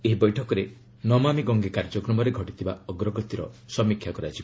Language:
Odia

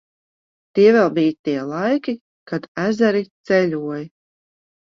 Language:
Latvian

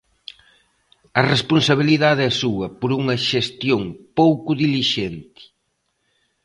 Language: Galician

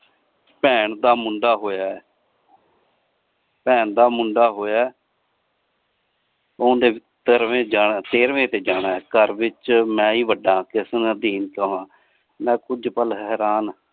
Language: Punjabi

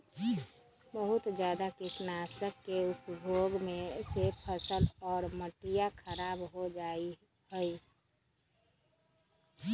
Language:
Magahi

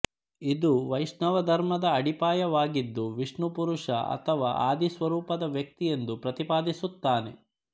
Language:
Kannada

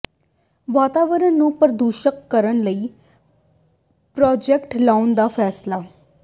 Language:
Punjabi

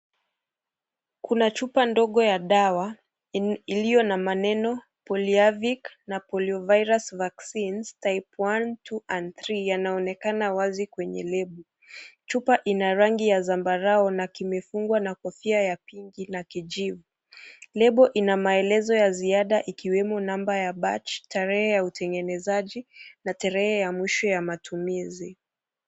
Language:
Swahili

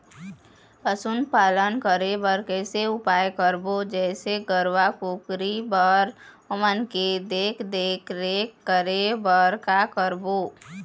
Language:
Chhattisgarhi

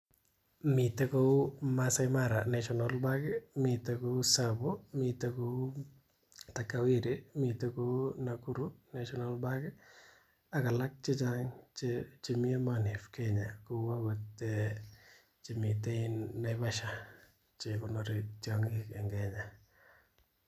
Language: Kalenjin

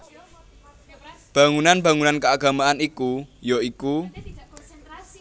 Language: Javanese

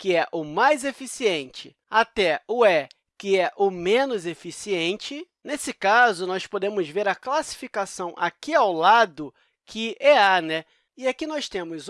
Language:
Portuguese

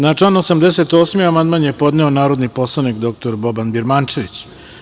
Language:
Serbian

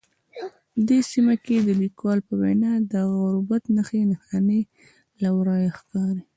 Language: Pashto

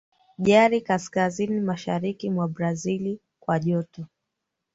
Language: Swahili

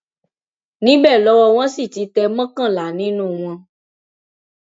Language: Yoruba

